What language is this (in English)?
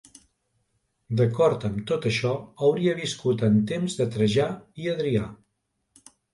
Catalan